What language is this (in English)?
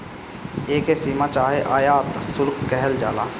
Bhojpuri